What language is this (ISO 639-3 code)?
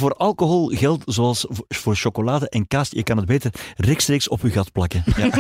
nld